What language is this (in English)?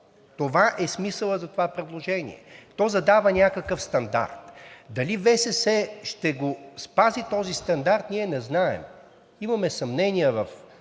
Bulgarian